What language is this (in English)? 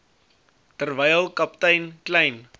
Afrikaans